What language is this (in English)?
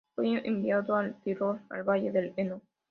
Spanish